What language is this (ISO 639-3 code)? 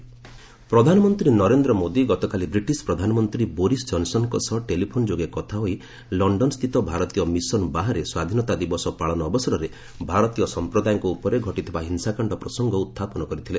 ori